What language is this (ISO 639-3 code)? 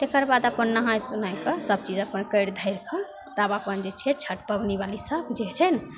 mai